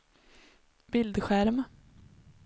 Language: Swedish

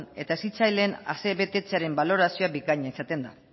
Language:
Basque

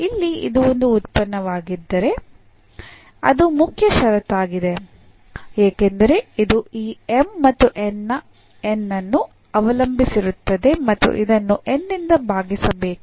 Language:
Kannada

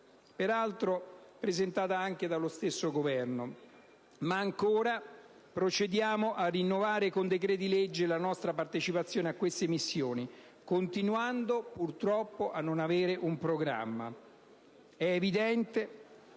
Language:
Italian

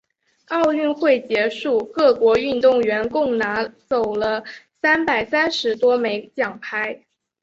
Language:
Chinese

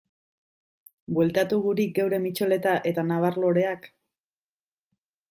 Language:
Basque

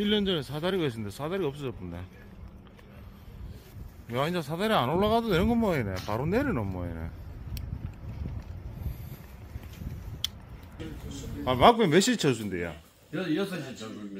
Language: Korean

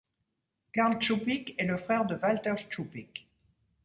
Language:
French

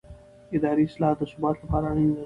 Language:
Pashto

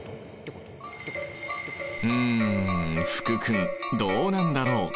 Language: Japanese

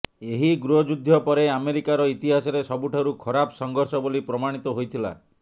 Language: Odia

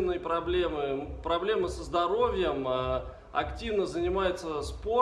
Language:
Russian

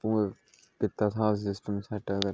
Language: Dogri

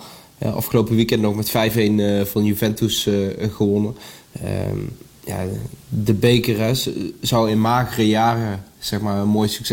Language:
Dutch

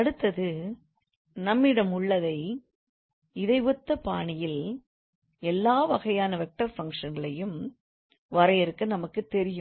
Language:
Tamil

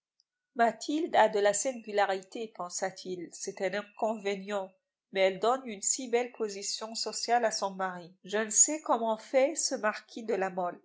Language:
French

